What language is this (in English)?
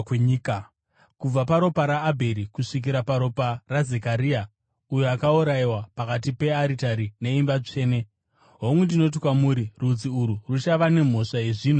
Shona